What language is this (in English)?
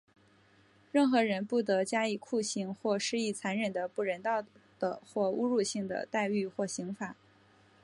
Chinese